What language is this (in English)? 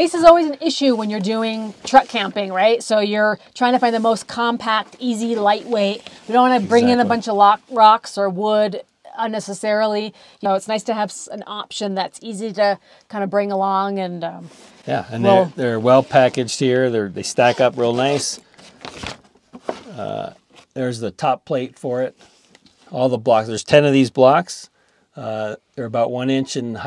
English